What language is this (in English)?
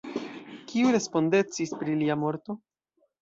Esperanto